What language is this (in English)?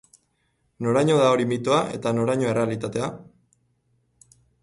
Basque